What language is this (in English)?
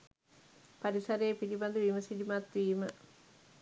Sinhala